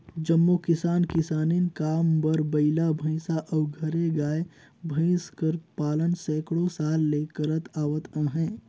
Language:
Chhattisgarhi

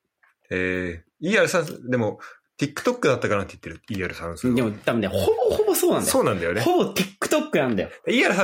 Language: Japanese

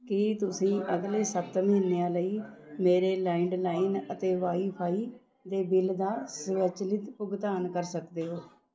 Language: Punjabi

